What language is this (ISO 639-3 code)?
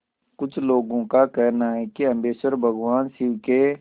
hin